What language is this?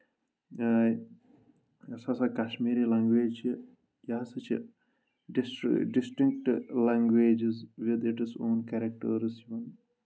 Kashmiri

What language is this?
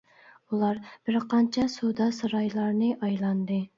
Uyghur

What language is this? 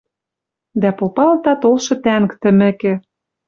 Western Mari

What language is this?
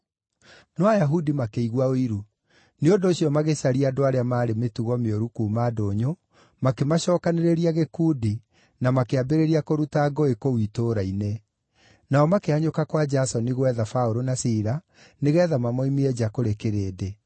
Kikuyu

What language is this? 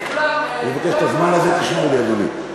Hebrew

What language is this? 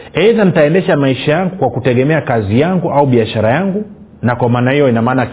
Swahili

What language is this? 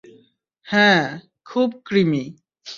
Bangla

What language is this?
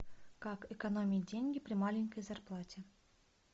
Russian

